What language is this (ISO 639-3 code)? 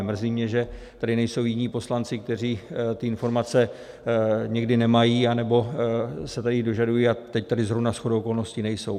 ces